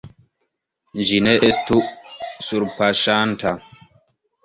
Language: Esperanto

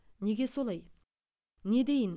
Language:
Kazakh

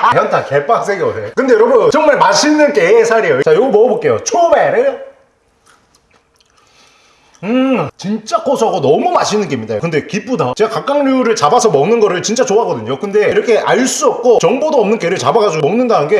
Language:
Korean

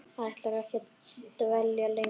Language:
Icelandic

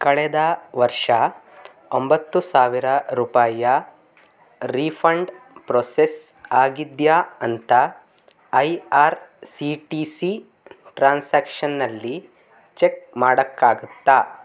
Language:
Kannada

